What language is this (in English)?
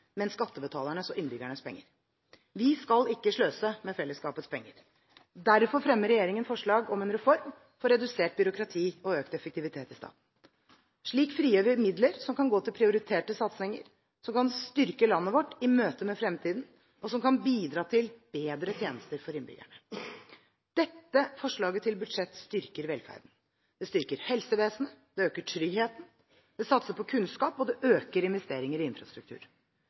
Norwegian Bokmål